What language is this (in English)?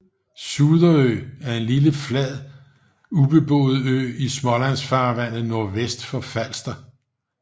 Danish